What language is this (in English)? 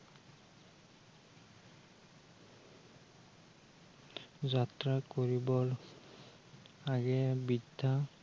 Assamese